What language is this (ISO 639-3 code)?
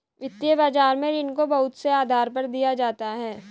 hin